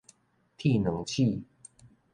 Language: Min Nan Chinese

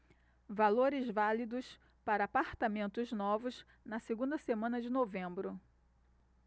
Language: Portuguese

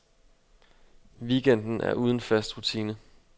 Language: Danish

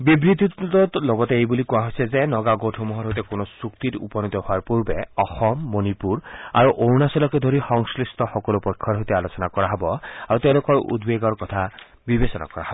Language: Assamese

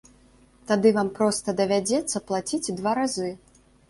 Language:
Belarusian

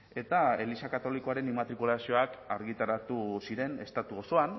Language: Basque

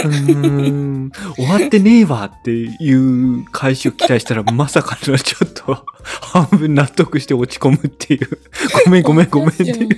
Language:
Japanese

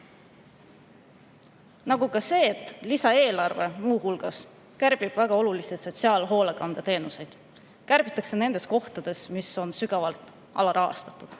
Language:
Estonian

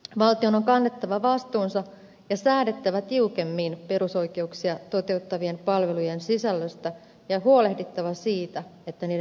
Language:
Finnish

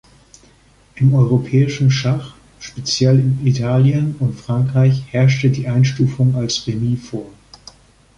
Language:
German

